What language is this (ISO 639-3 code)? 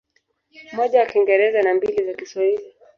swa